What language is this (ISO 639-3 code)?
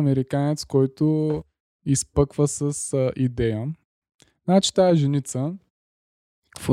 bul